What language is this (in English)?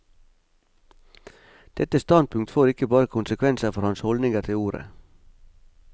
Norwegian